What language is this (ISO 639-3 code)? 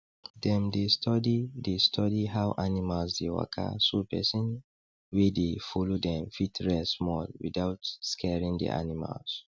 pcm